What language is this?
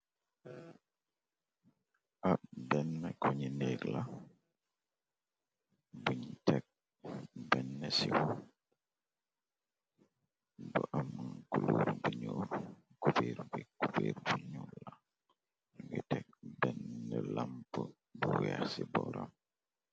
Wolof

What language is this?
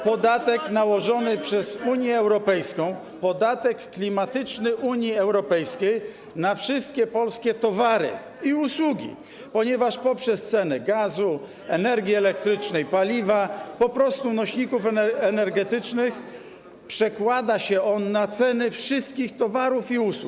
Polish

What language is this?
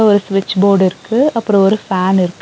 Tamil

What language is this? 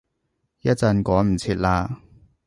Cantonese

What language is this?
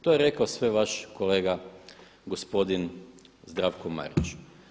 Croatian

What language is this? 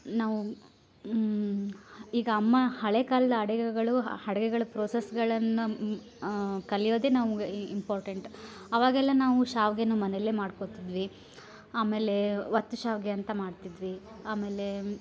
Kannada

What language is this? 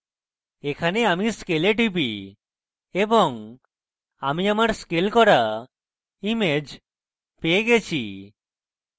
Bangla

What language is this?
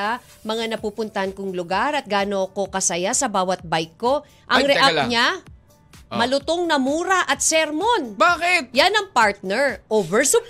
Filipino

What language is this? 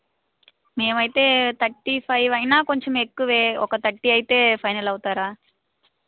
Telugu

